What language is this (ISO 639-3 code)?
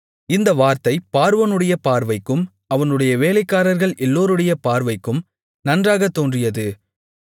tam